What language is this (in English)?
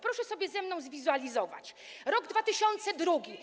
Polish